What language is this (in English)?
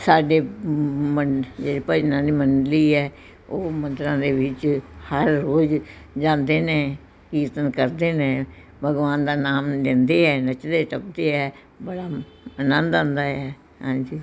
Punjabi